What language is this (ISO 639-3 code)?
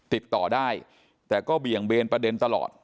tha